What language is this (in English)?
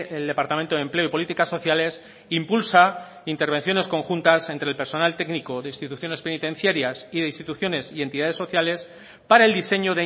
Spanish